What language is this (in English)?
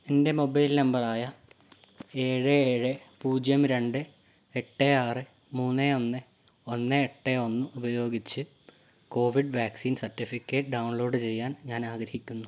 Malayalam